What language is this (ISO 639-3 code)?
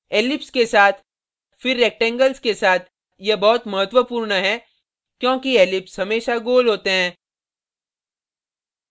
hin